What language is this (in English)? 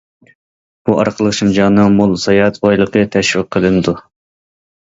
Uyghur